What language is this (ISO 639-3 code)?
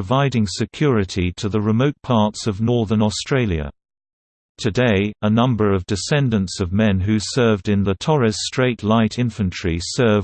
eng